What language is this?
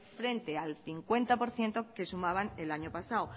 Spanish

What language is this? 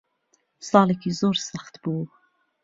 Central Kurdish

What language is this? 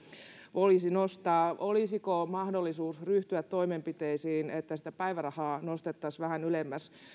Finnish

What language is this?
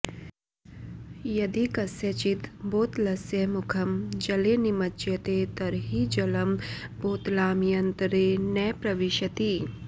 Sanskrit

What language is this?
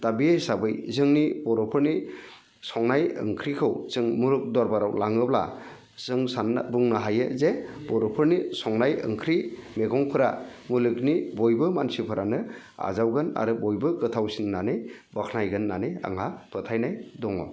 Bodo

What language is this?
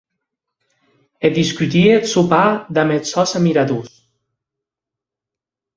Occitan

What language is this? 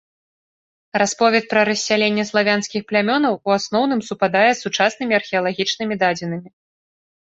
Belarusian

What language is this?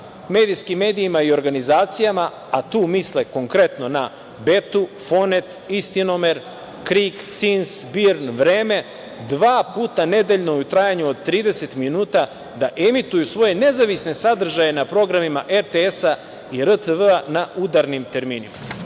Serbian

